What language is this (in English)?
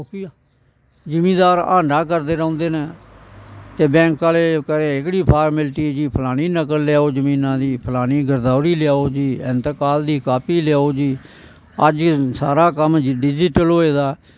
Dogri